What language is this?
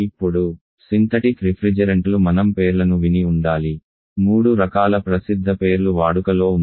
Telugu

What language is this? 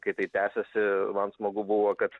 Lithuanian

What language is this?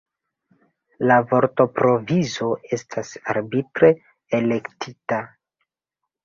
Esperanto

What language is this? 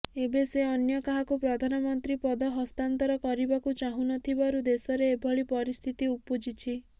Odia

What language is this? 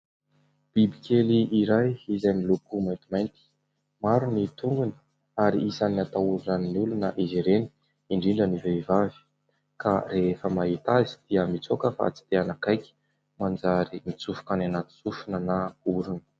Malagasy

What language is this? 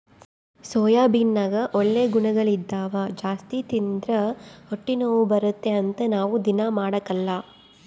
Kannada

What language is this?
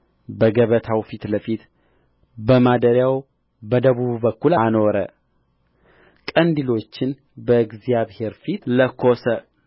Amharic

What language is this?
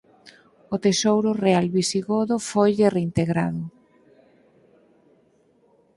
Galician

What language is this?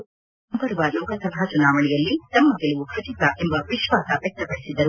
Kannada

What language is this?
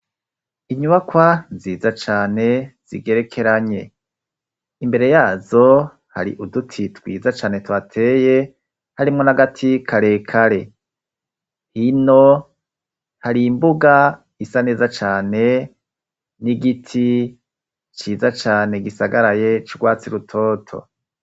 Rundi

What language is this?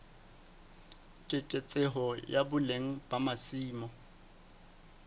Southern Sotho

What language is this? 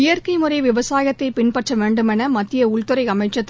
Tamil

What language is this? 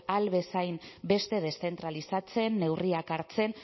Basque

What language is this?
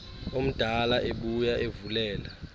Xhosa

